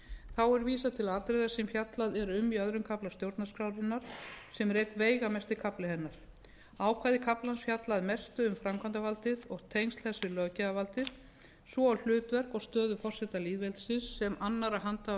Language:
Icelandic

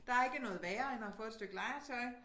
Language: Danish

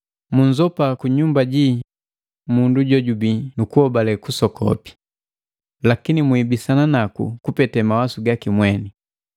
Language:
Matengo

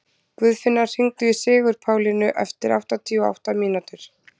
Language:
Icelandic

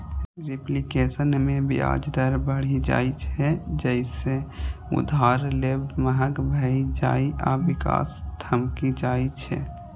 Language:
Maithili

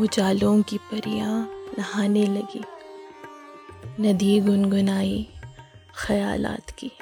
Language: Hindi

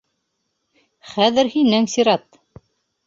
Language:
Bashkir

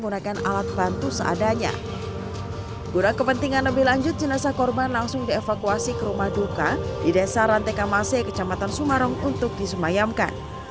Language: Indonesian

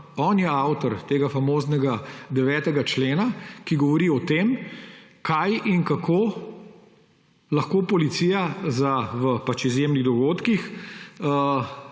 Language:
Slovenian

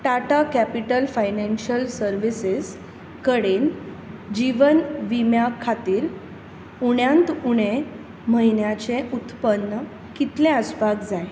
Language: Konkani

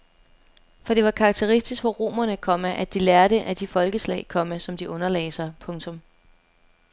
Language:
Danish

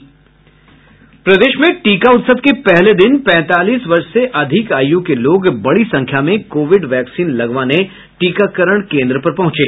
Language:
Hindi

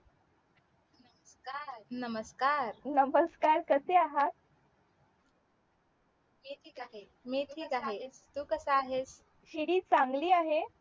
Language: Marathi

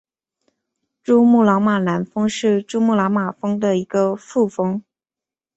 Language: Chinese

